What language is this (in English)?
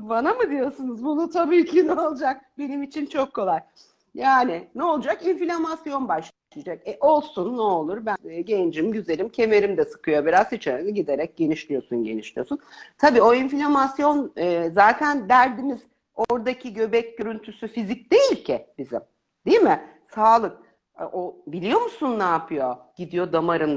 Turkish